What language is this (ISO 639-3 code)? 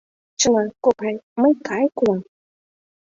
chm